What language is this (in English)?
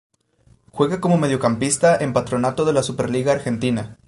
Spanish